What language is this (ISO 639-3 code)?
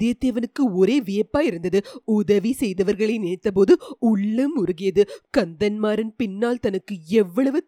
tam